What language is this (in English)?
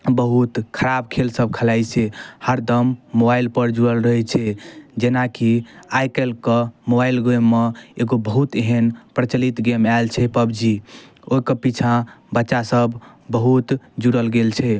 Maithili